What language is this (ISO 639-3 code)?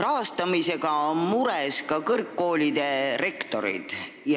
est